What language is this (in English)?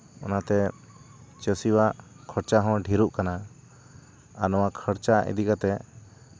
Santali